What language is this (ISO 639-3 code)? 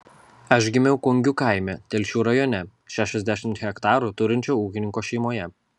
lit